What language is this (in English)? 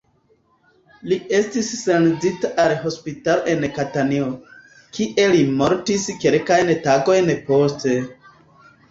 Esperanto